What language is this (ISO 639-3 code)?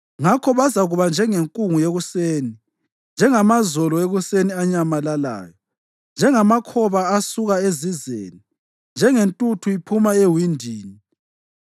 nde